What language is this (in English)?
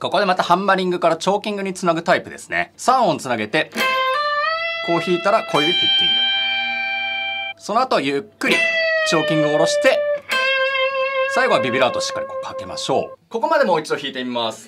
Japanese